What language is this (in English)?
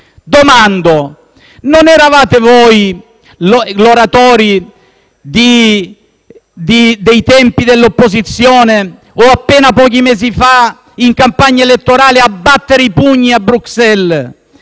Italian